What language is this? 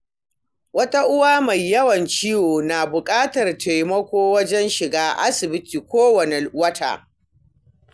Hausa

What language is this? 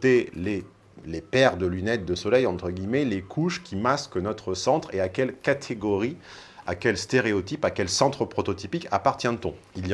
French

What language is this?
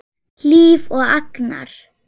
Icelandic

